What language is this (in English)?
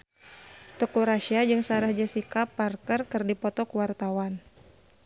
Sundanese